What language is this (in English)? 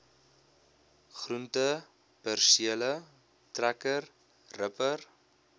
Afrikaans